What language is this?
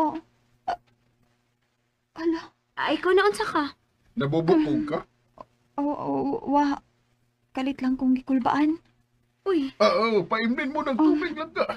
Filipino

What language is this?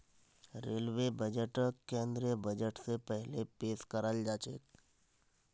Magahi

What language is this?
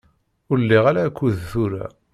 Kabyle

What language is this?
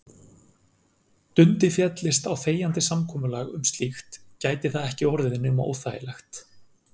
Icelandic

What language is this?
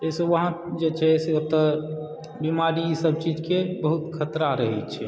Maithili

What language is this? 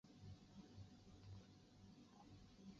Chinese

